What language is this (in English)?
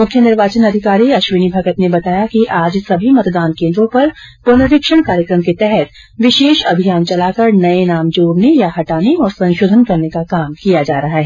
Hindi